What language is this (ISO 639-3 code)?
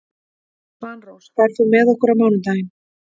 isl